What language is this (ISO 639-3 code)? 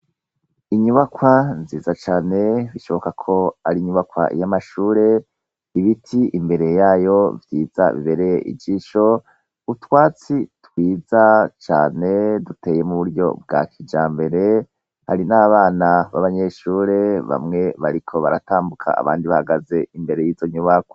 run